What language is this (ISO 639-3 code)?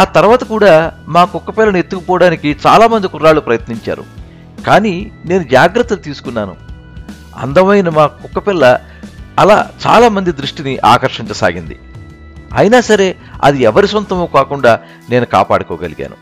tel